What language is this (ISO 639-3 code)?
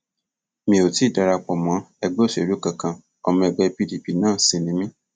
yor